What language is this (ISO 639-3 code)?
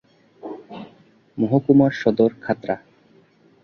ben